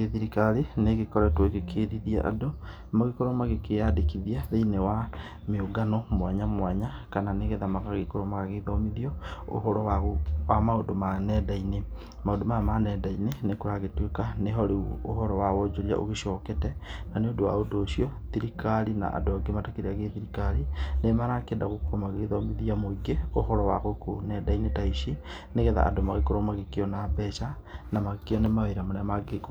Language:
Kikuyu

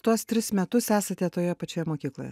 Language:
Lithuanian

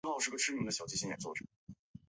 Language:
Chinese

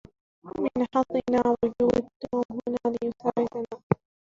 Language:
Arabic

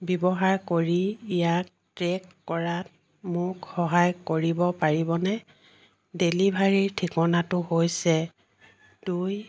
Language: Assamese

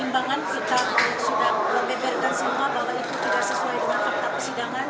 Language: Indonesian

